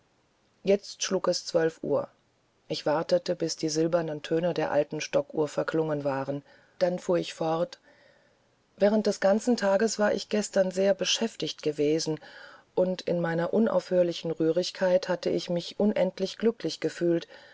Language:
German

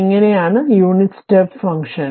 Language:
Malayalam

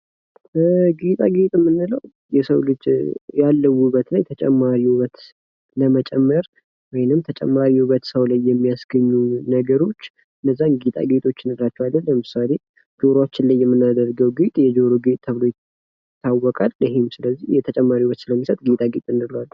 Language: Amharic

